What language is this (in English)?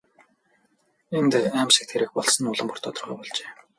Mongolian